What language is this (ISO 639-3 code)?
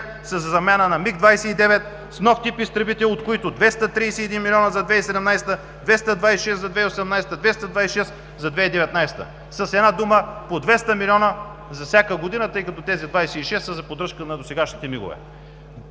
bul